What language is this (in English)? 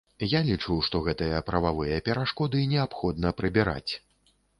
Belarusian